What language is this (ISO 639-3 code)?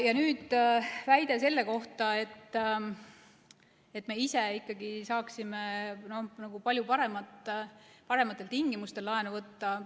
est